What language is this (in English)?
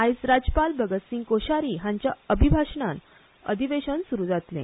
Konkani